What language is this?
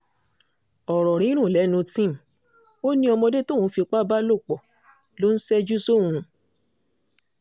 Yoruba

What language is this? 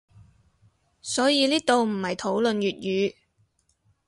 Cantonese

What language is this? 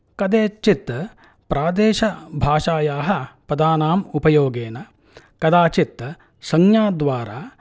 Sanskrit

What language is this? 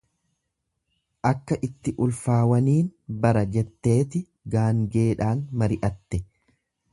Oromo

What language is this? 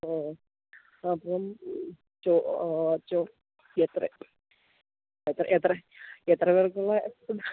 Malayalam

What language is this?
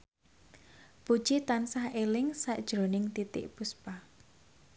Javanese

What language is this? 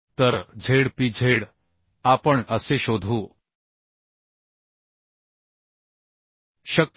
Marathi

